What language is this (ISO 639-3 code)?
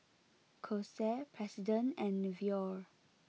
eng